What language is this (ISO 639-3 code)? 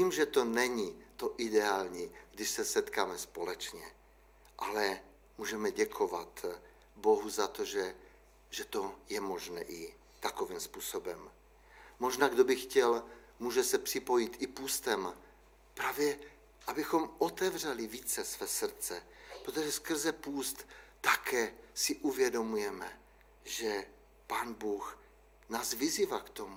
ces